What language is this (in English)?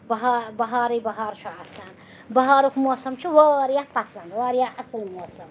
Kashmiri